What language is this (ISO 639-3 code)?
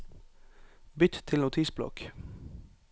nor